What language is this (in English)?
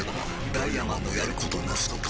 Japanese